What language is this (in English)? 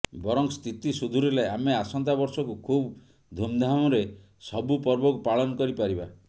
Odia